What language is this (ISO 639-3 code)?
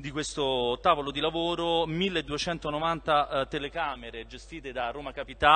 ita